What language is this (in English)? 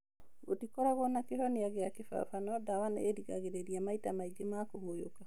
Kikuyu